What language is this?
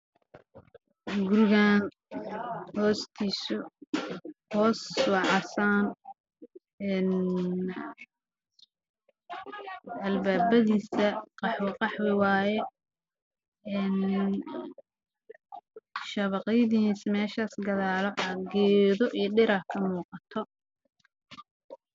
Somali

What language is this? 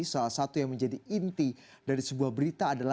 Indonesian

